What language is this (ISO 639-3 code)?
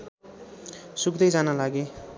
nep